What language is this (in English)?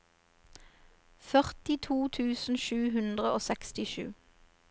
Norwegian